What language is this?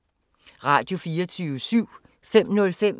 Danish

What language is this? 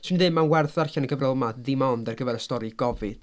Welsh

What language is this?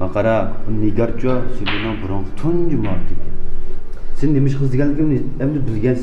Turkish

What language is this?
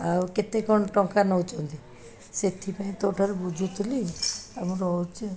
Odia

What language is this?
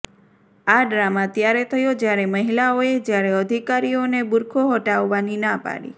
Gujarati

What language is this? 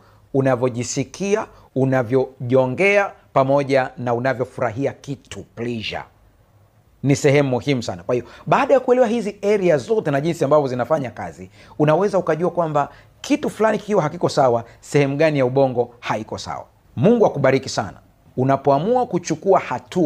Swahili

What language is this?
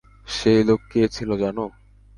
Bangla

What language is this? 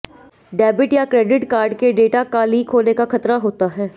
Hindi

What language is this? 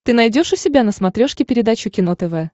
Russian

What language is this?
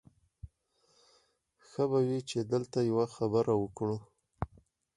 Pashto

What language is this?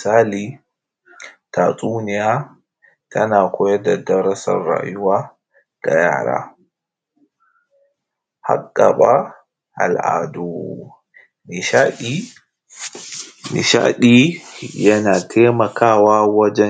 Hausa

